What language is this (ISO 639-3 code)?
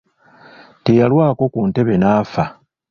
lug